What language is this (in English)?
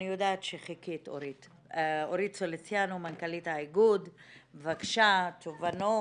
Hebrew